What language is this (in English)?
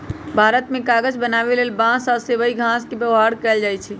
Magahi